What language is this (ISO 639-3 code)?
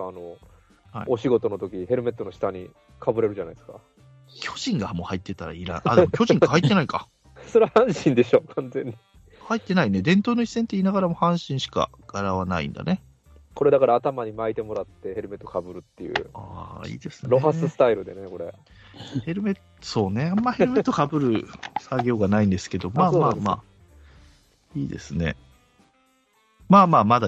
jpn